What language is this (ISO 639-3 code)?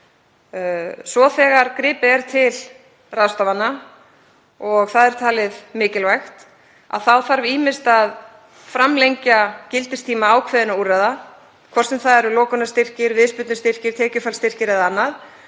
isl